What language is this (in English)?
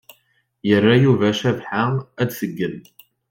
Kabyle